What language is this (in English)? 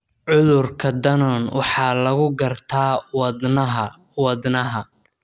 Somali